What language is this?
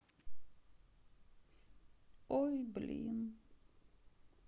Russian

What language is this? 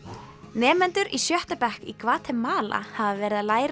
Icelandic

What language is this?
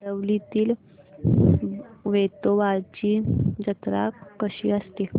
Marathi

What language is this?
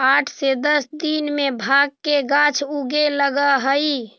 Magahi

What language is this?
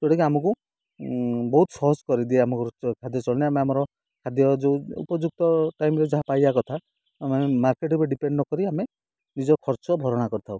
Odia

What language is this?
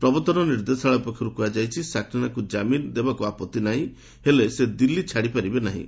Odia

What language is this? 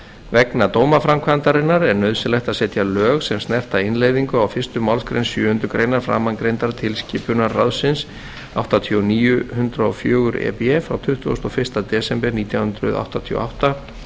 Icelandic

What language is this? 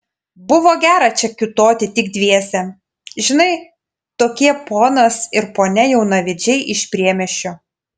Lithuanian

